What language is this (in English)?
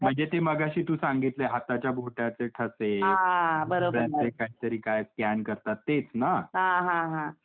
Marathi